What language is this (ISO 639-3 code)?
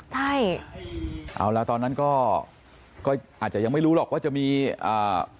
tha